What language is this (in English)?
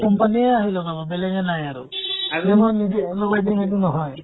Assamese